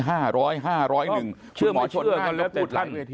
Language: Thai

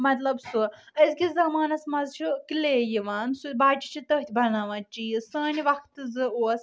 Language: Kashmiri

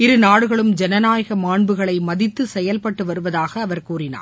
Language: Tamil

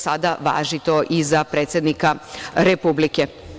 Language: Serbian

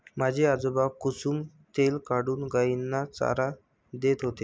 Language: Marathi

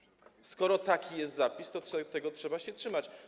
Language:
Polish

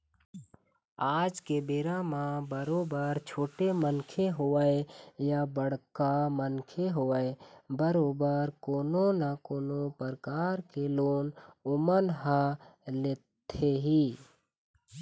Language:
Chhattisgarhi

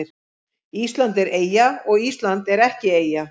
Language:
Icelandic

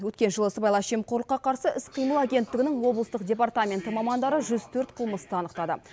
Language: Kazakh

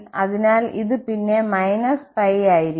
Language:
Malayalam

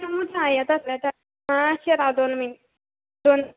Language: Konkani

